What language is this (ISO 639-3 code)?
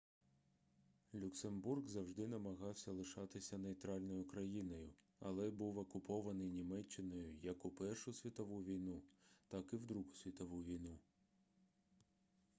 ukr